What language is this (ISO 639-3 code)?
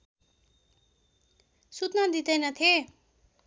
nep